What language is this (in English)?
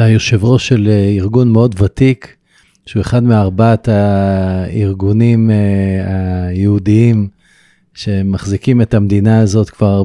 Hebrew